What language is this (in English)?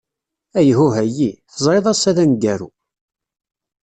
Kabyle